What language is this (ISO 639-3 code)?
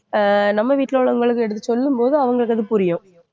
tam